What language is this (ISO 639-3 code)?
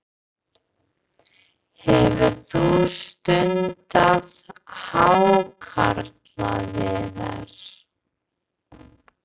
isl